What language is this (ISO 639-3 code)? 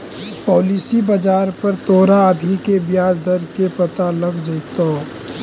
mag